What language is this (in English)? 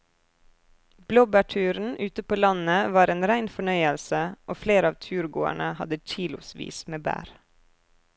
Norwegian